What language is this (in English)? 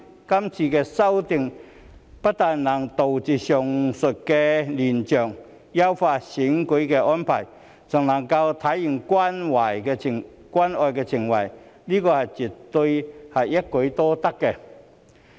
Cantonese